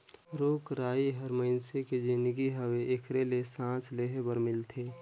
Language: Chhattisgarhi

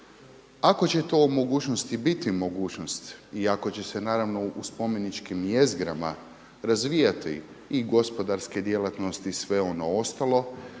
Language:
Croatian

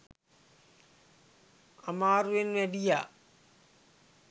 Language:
Sinhala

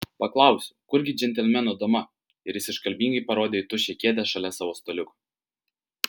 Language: Lithuanian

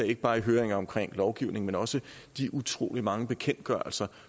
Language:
Danish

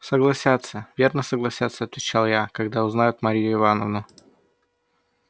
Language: Russian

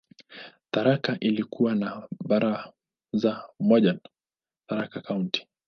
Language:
Swahili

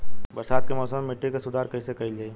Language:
Bhojpuri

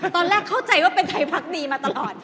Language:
Thai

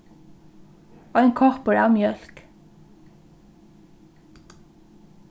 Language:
Faroese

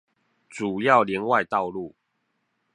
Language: Chinese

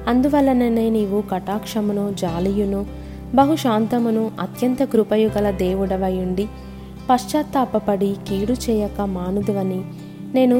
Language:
Telugu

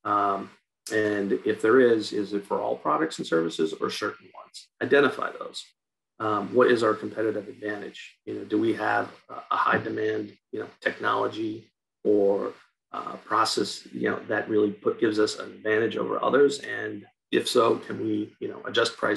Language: English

